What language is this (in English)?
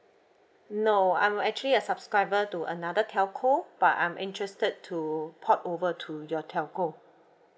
English